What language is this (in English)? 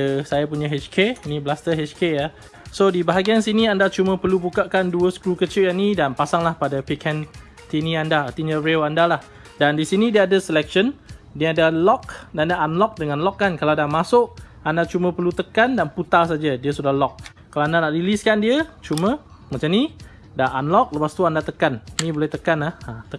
Malay